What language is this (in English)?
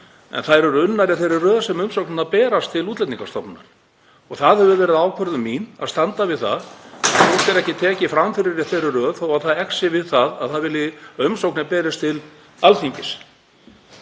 Icelandic